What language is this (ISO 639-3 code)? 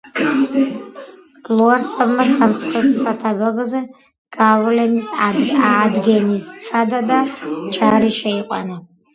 kat